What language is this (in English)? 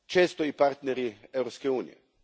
Croatian